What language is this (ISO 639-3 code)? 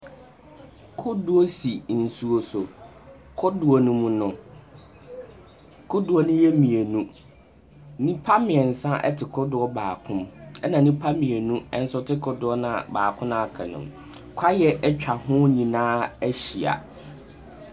aka